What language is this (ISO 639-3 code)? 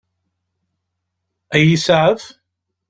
kab